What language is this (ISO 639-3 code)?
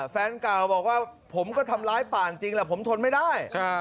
tha